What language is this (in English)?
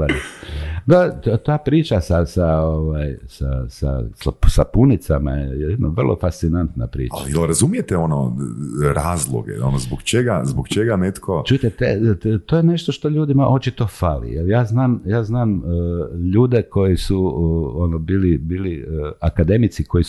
Croatian